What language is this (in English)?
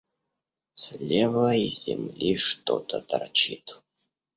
Russian